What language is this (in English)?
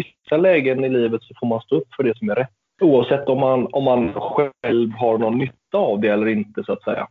Swedish